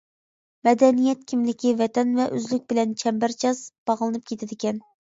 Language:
Uyghur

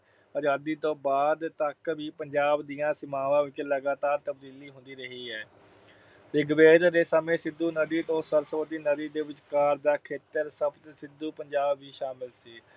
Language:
Punjabi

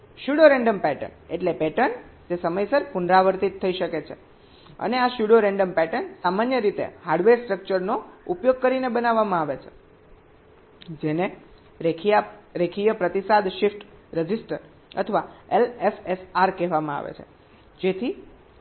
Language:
Gujarati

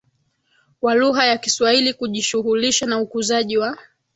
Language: Swahili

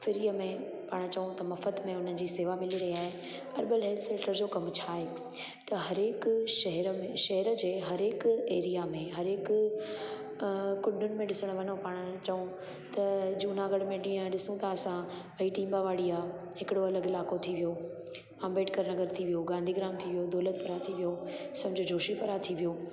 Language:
Sindhi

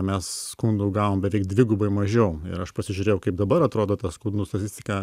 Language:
Lithuanian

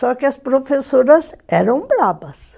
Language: Portuguese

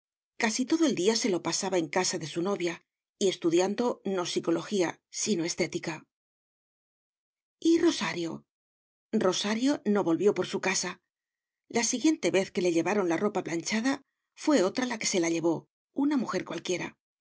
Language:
Spanish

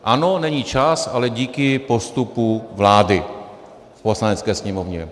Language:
Czech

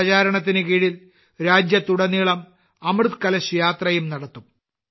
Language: Malayalam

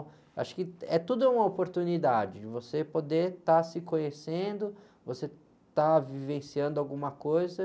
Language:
Portuguese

